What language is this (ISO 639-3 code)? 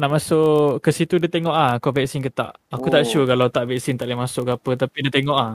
msa